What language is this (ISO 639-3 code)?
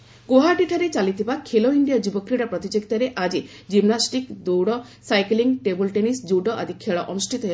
ori